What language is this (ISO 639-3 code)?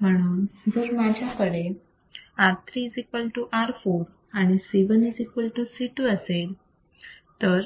mar